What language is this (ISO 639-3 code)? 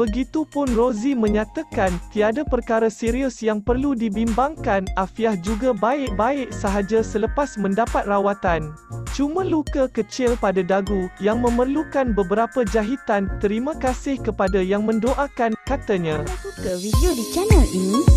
msa